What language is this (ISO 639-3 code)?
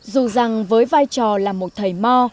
vie